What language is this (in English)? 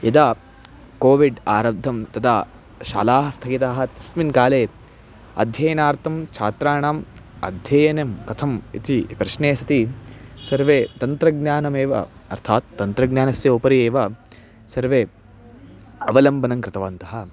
Sanskrit